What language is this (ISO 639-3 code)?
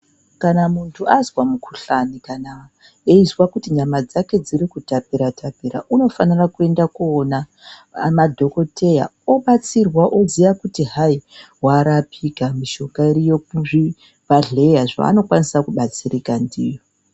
ndc